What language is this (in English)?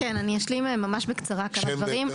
Hebrew